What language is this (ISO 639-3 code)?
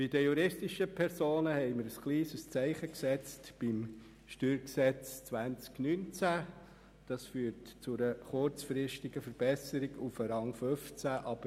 gsw